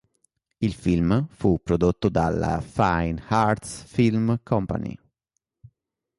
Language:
Italian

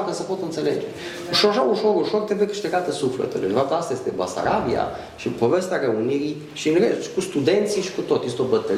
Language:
Romanian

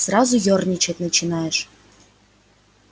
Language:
Russian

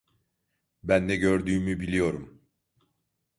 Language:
Turkish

